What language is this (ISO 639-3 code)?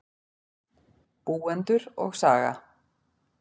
isl